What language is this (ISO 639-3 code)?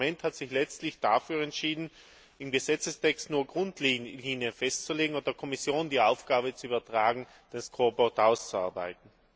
deu